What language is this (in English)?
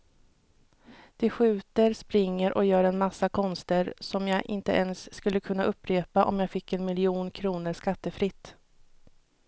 Swedish